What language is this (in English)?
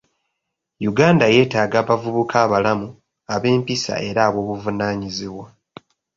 Ganda